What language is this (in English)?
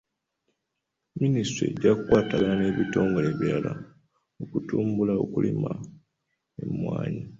Ganda